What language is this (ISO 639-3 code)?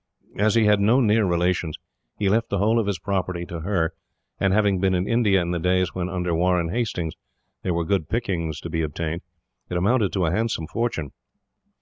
eng